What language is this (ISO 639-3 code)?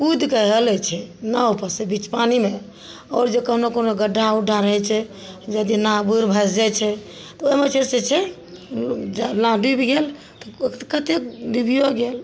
mai